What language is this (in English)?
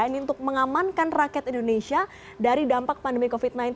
Indonesian